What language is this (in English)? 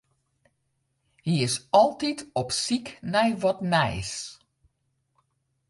Western Frisian